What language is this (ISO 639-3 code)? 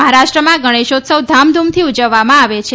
guj